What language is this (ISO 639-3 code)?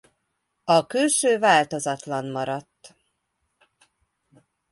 hun